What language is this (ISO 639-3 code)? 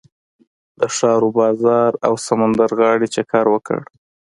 pus